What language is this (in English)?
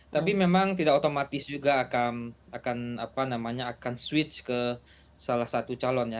Indonesian